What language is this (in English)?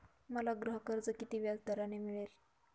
Marathi